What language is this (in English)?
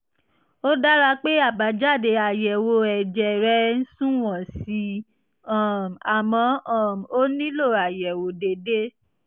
Yoruba